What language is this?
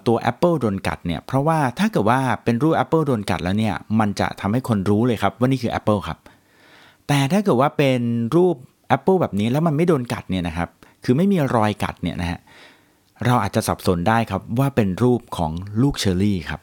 Thai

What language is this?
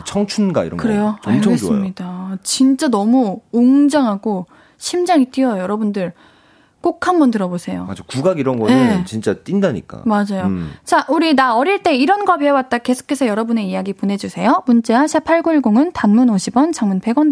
Korean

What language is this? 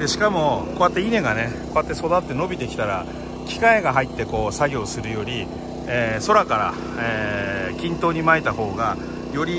Japanese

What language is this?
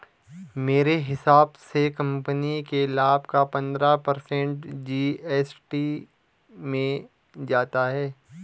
Hindi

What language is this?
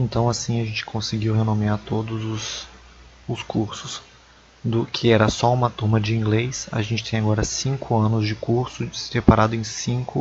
Portuguese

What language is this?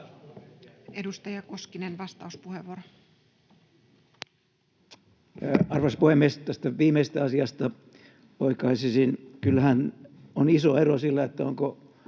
Finnish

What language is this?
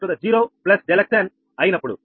Telugu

